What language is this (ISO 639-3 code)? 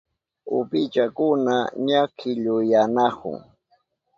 qup